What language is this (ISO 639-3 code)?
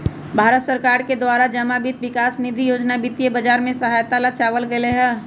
mag